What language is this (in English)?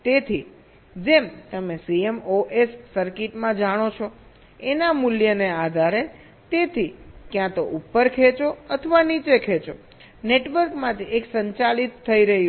Gujarati